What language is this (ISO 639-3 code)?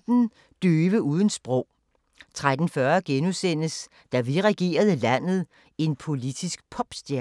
dan